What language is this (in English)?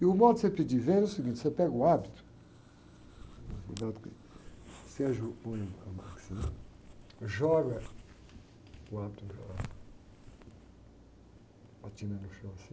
Portuguese